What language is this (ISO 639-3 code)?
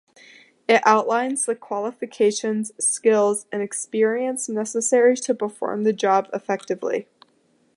eng